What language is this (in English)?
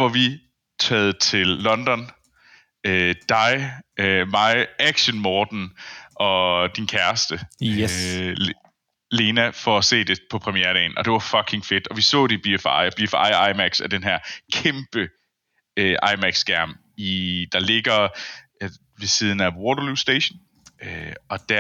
Danish